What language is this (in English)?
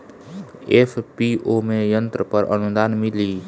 Bhojpuri